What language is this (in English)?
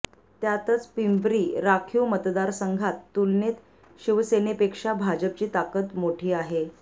Marathi